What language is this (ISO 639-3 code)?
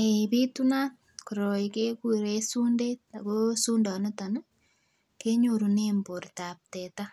kln